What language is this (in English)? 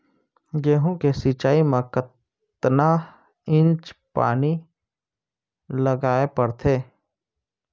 Chhattisgarhi